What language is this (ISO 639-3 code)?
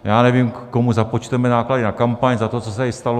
ces